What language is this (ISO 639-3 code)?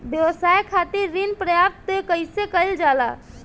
bho